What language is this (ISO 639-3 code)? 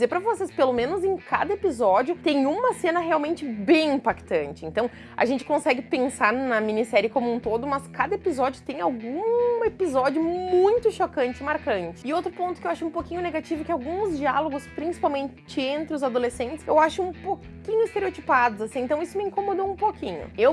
por